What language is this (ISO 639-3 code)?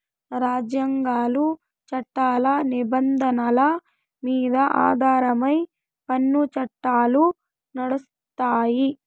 tel